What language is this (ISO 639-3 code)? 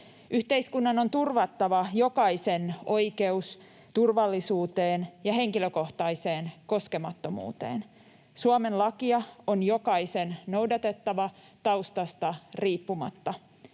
fin